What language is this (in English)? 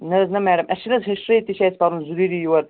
Kashmiri